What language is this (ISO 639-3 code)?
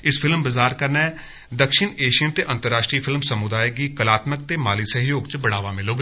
doi